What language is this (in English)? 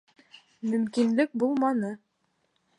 Bashkir